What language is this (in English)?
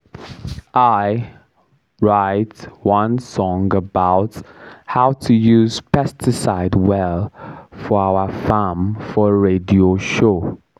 Nigerian Pidgin